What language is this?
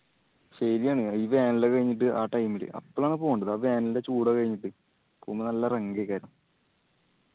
Malayalam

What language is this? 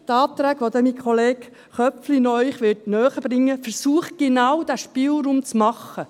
Swiss German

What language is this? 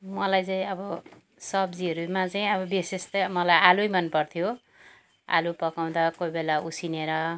Nepali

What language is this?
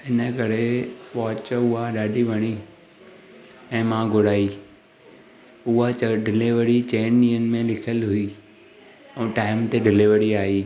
Sindhi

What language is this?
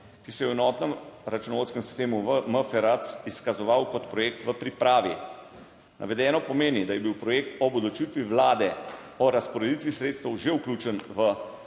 Slovenian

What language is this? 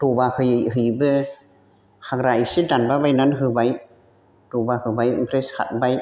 Bodo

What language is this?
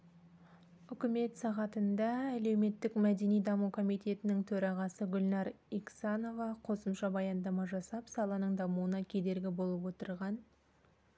Kazakh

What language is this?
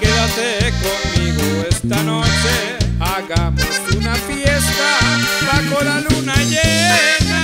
Spanish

